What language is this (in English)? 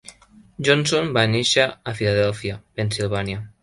Catalan